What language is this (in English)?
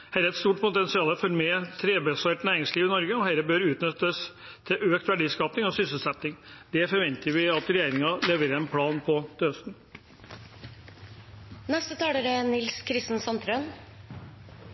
Norwegian Bokmål